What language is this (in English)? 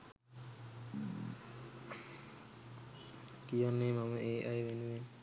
Sinhala